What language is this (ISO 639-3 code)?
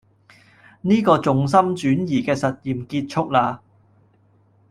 yue